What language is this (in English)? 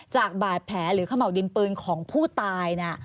Thai